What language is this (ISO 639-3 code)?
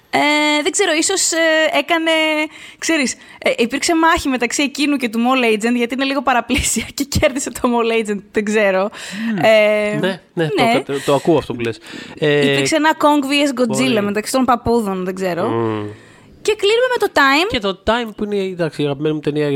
ell